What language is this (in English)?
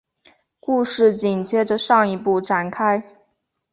Chinese